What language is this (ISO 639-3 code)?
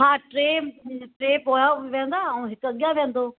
snd